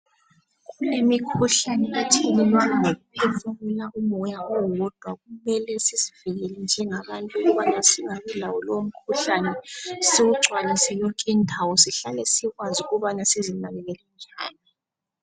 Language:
North Ndebele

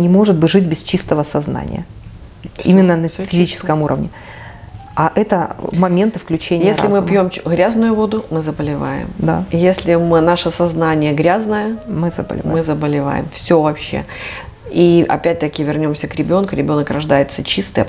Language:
Russian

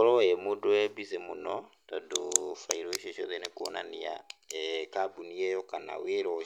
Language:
Kikuyu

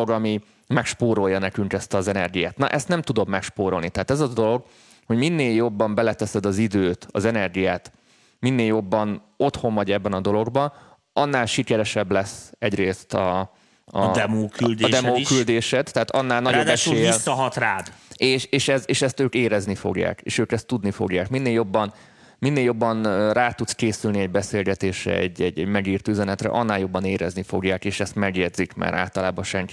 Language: Hungarian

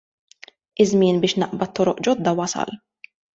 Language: Maltese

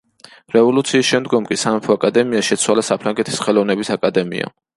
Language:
Georgian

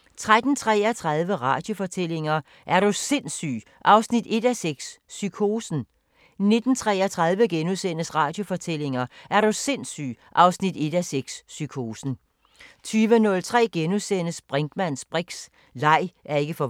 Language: Danish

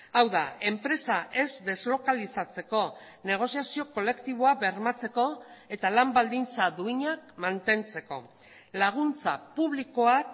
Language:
Basque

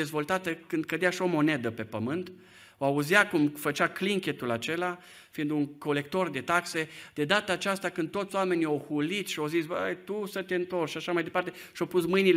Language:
Romanian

